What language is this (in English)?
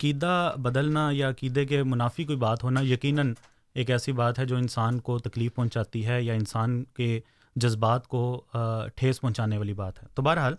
Urdu